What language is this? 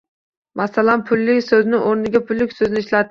Uzbek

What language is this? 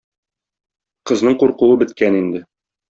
Tatar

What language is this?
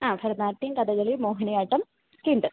Malayalam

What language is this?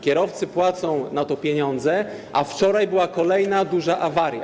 Polish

